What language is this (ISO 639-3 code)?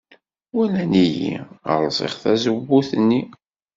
kab